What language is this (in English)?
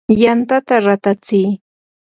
Yanahuanca Pasco Quechua